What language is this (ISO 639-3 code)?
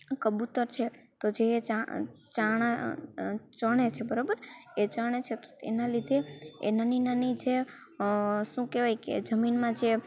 guj